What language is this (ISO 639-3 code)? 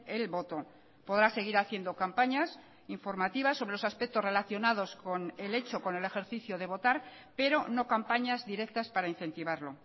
spa